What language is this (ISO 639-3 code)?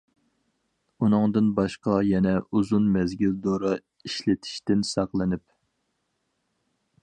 uig